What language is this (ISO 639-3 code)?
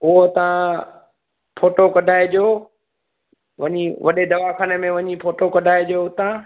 snd